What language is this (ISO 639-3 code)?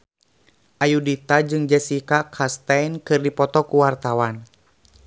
sun